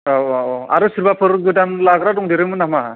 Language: Bodo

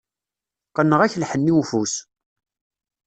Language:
Kabyle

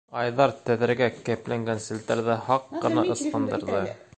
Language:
Bashkir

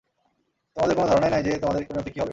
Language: Bangla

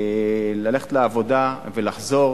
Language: Hebrew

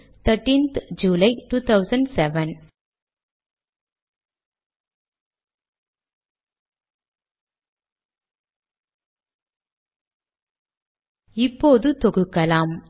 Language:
Tamil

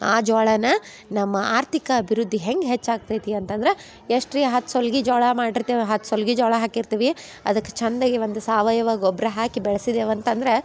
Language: Kannada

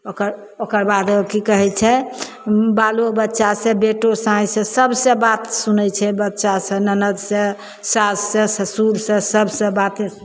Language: Maithili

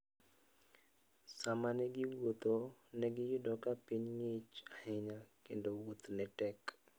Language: Luo (Kenya and Tanzania)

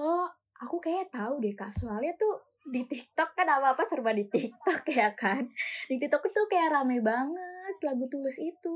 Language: Indonesian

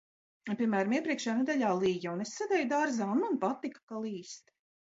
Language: Latvian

